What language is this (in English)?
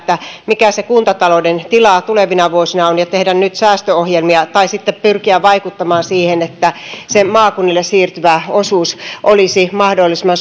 Finnish